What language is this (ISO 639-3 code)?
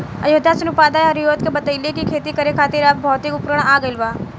bho